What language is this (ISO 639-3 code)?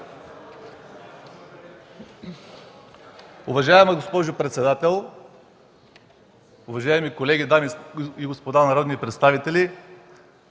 bul